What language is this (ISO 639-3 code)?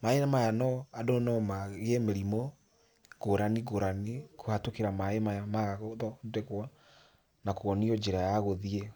kik